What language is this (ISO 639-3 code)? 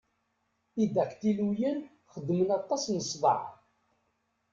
kab